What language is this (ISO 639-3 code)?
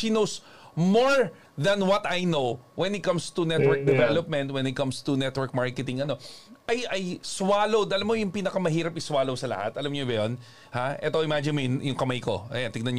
fil